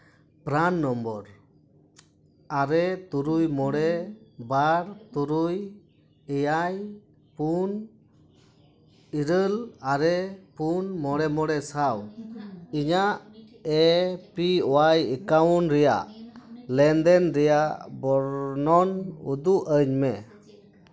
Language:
Santali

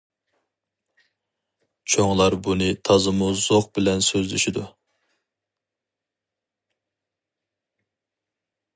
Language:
Uyghur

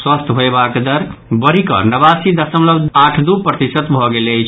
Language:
Maithili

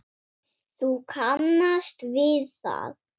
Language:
Icelandic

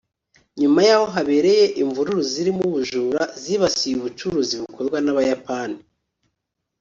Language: Kinyarwanda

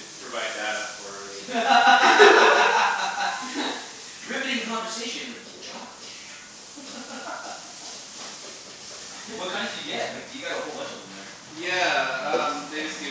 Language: English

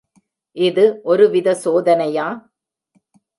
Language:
Tamil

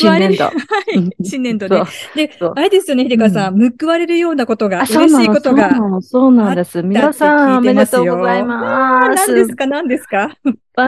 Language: Japanese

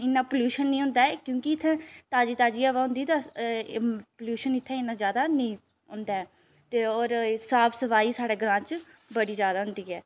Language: Dogri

